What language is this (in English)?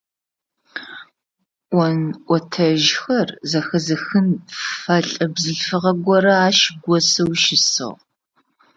Adyghe